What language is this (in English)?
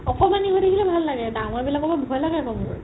Assamese